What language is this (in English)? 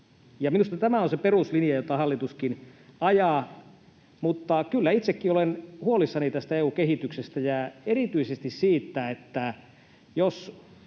Finnish